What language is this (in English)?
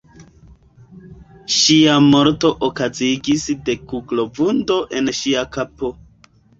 Esperanto